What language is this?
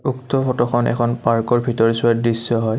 Assamese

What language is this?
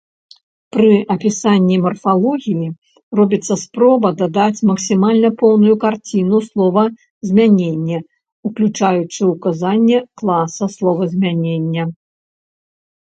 Belarusian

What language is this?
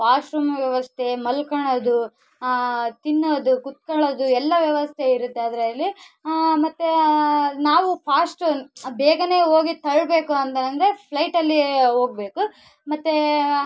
Kannada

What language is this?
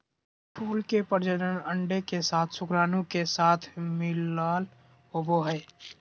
Magahi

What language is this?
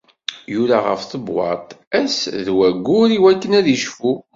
Kabyle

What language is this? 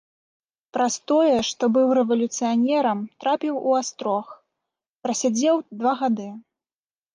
Belarusian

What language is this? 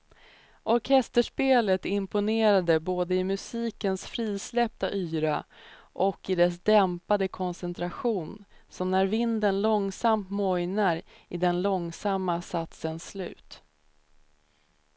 Swedish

